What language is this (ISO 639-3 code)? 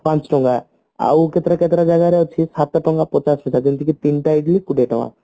ori